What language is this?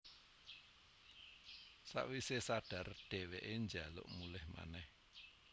Javanese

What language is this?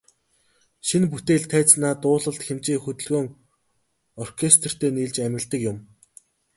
Mongolian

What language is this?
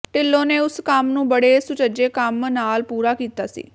Punjabi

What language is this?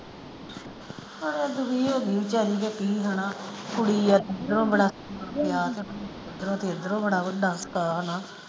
Punjabi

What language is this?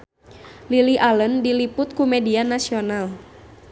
Sundanese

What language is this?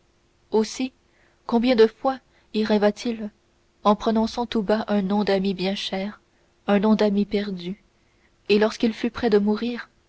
French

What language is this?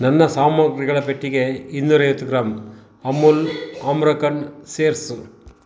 Kannada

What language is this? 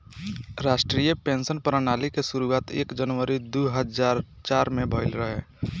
Bhojpuri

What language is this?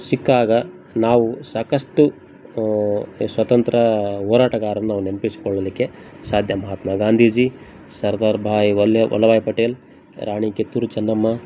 Kannada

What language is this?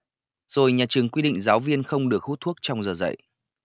Vietnamese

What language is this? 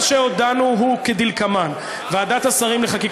Hebrew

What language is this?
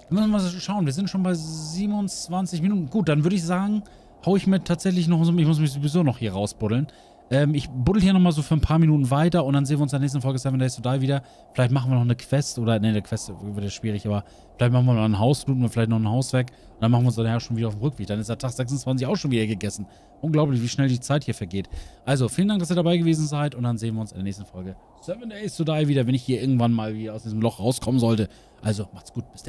German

